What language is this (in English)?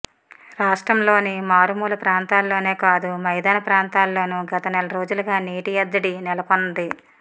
Telugu